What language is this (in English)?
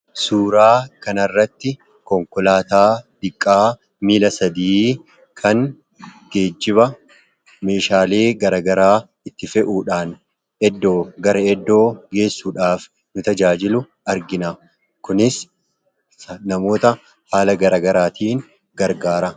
Oromo